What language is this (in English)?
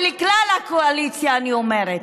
Hebrew